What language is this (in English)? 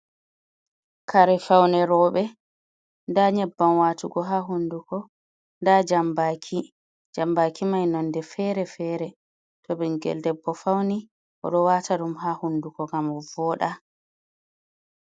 Fula